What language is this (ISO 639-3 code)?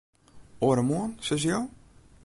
fry